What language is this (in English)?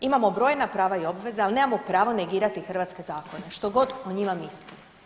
Croatian